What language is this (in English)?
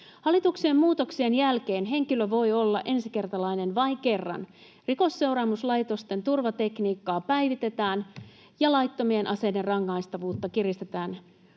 Finnish